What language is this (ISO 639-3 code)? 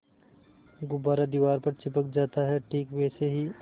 hin